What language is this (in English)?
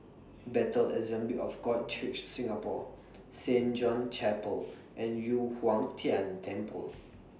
English